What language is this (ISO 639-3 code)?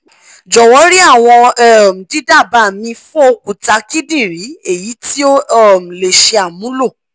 yor